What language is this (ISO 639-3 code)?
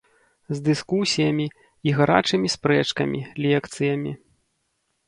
bel